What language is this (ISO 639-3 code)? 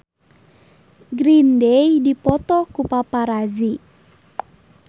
sun